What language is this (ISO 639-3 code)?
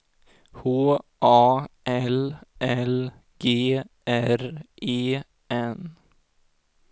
swe